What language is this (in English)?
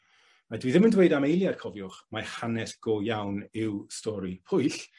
Welsh